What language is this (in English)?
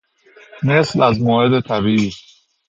Persian